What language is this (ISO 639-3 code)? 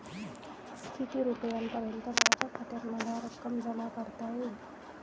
mar